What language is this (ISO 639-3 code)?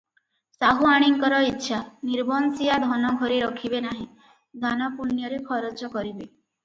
ori